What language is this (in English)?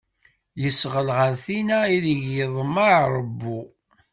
Kabyle